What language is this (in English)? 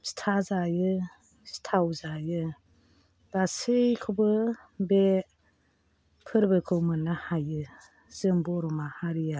Bodo